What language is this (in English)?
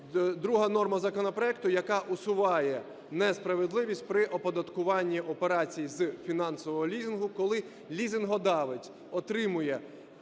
Ukrainian